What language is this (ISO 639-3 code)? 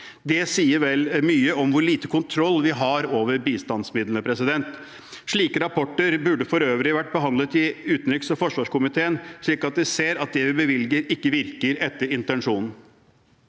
nor